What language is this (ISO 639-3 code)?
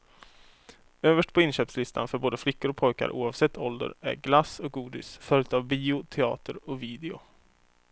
swe